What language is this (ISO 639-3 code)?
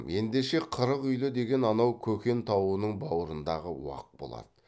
kaz